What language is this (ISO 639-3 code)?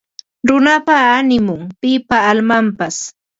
qva